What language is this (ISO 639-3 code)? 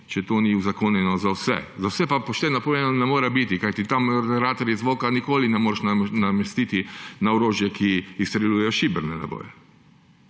slv